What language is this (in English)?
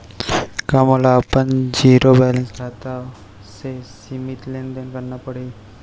Chhattisgarhi